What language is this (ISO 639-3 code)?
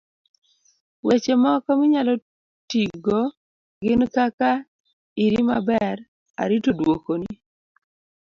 luo